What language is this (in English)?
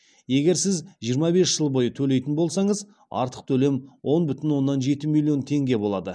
Kazakh